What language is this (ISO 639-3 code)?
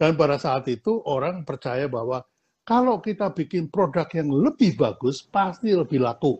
ind